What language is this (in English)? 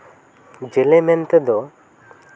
Santali